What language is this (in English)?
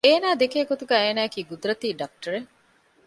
Divehi